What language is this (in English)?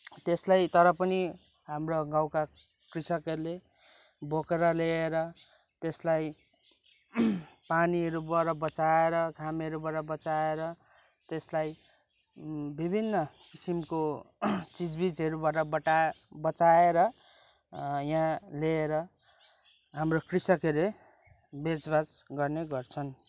Nepali